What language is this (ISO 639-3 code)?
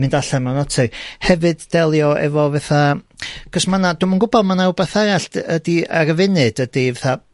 cym